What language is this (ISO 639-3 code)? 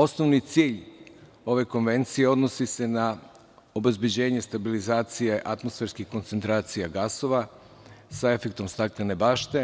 srp